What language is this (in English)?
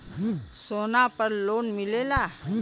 Bhojpuri